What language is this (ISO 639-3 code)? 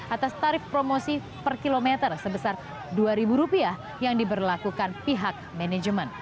ind